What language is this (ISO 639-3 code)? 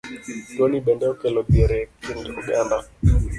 luo